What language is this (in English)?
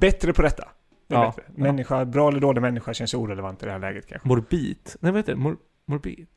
Swedish